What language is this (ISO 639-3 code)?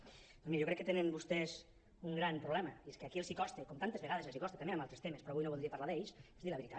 cat